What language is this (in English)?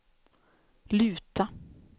Swedish